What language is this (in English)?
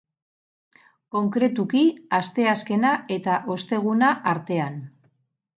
Basque